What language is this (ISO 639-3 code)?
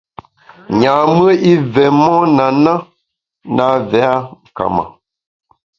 bax